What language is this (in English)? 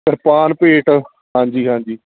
Punjabi